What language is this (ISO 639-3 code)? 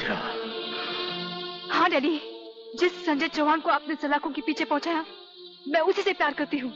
hin